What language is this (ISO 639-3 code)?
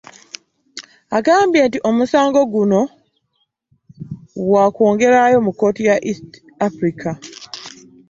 lug